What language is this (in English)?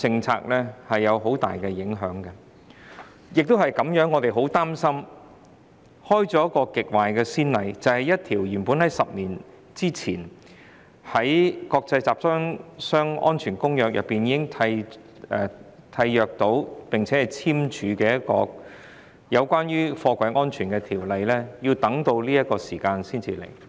Cantonese